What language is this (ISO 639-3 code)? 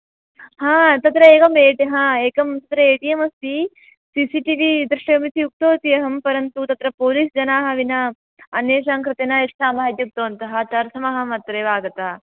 san